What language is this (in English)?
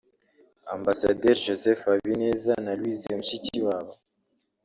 Kinyarwanda